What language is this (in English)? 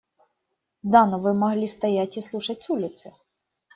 Russian